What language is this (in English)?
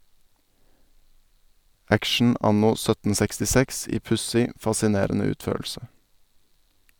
Norwegian